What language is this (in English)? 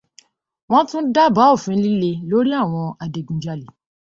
Yoruba